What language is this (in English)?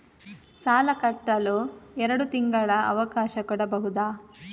Kannada